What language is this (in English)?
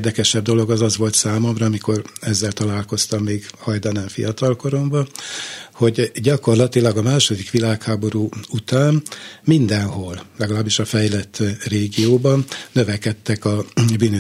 Hungarian